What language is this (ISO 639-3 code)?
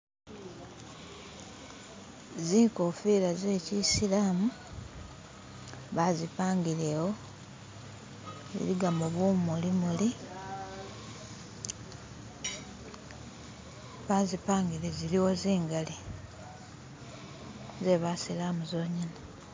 myx